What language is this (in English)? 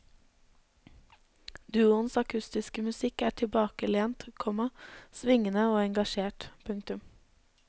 Norwegian